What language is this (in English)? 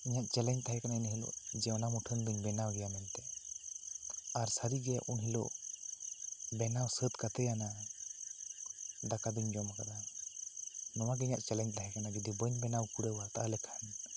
Santali